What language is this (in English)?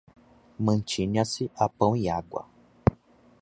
Portuguese